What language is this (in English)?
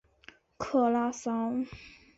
Chinese